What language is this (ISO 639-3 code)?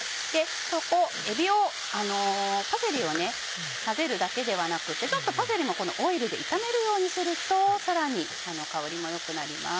jpn